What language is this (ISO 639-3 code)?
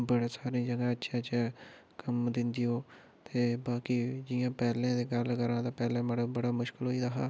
doi